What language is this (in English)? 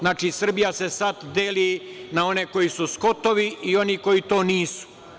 Serbian